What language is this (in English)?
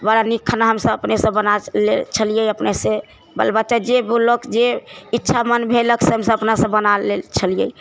Maithili